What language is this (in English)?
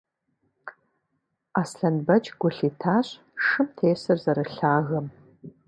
Kabardian